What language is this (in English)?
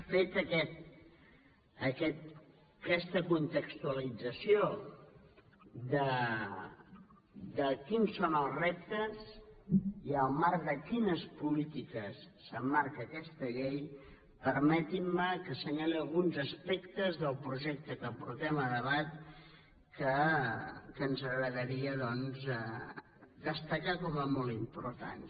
Catalan